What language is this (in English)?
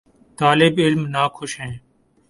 Urdu